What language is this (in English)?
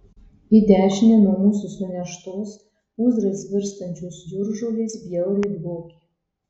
Lithuanian